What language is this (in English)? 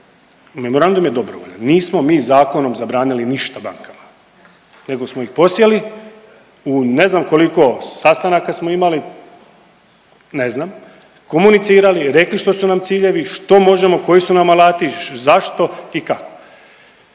Croatian